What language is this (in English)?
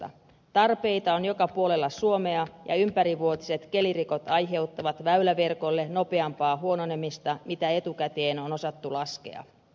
Finnish